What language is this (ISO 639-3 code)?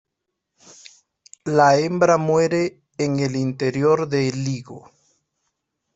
spa